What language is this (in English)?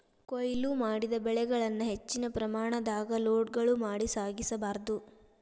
Kannada